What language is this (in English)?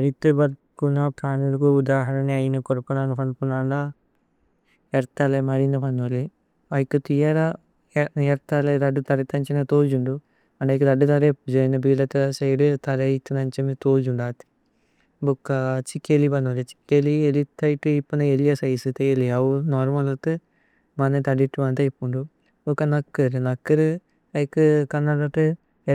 Tulu